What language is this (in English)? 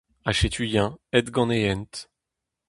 Breton